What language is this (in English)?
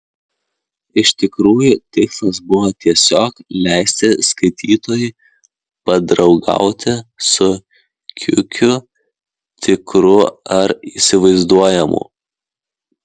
Lithuanian